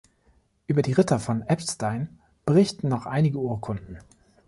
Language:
German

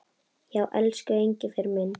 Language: Icelandic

